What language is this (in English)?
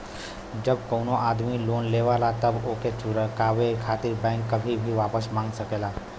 Bhojpuri